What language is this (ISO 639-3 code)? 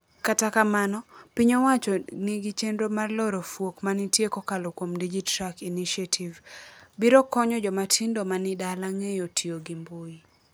luo